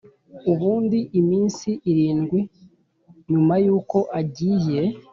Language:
Kinyarwanda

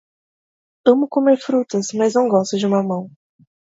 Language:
Portuguese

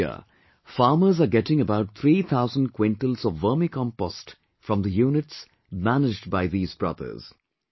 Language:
English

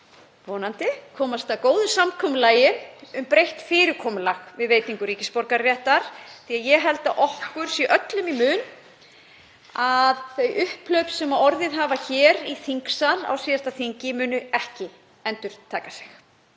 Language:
Icelandic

